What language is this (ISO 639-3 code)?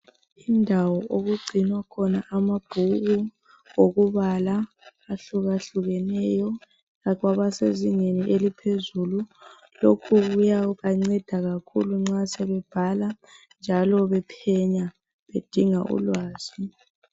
nde